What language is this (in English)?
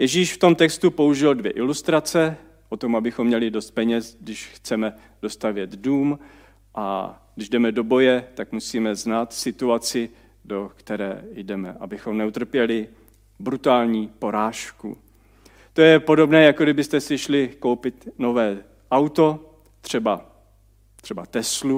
Czech